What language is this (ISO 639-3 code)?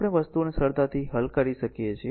guj